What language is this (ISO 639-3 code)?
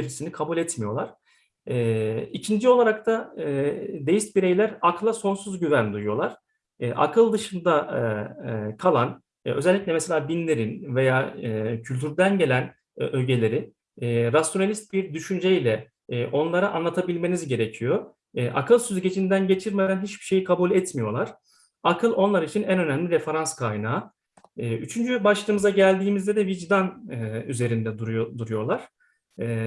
tur